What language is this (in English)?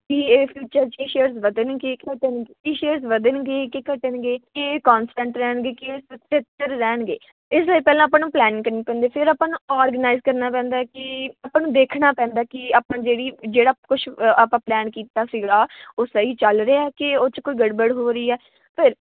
Punjabi